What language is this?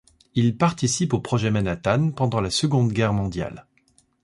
French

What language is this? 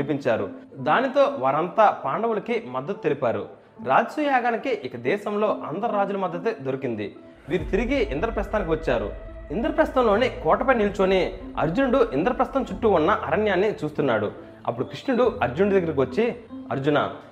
Telugu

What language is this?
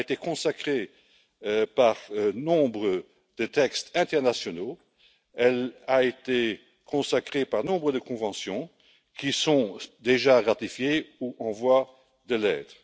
French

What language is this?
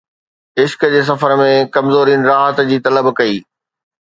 Sindhi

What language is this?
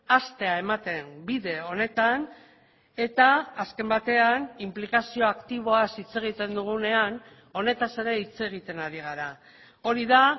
Basque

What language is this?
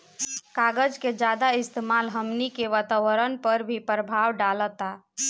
Bhojpuri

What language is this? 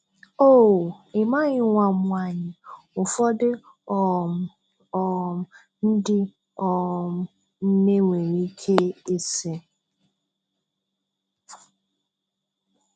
Igbo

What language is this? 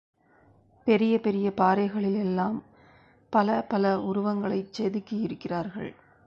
Tamil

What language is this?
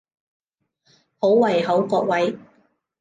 Cantonese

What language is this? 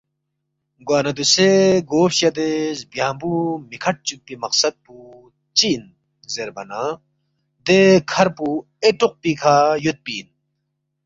Balti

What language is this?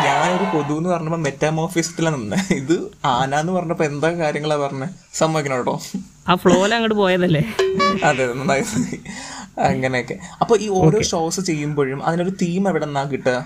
Malayalam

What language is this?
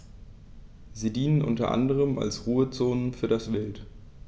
German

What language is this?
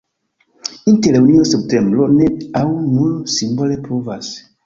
Esperanto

